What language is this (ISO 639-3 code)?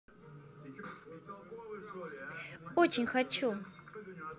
rus